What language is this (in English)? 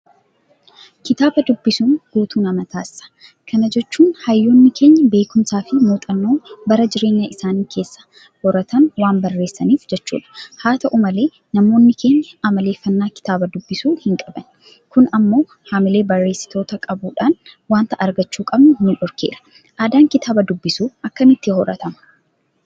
Oromo